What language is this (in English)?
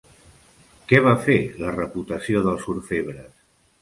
Catalan